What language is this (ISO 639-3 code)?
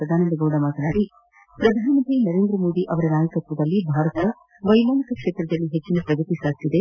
kan